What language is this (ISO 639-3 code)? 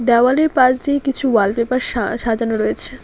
ben